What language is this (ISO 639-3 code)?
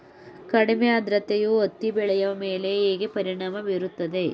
kan